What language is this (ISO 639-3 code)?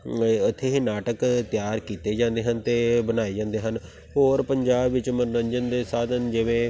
pan